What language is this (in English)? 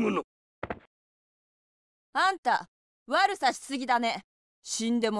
Japanese